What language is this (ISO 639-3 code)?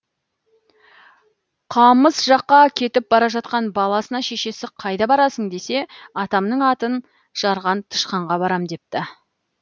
kaz